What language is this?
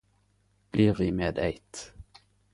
Norwegian Nynorsk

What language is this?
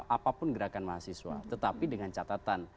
Indonesian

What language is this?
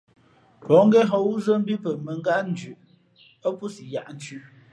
Fe'fe'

